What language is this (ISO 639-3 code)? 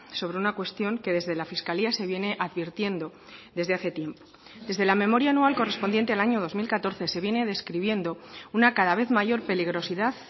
spa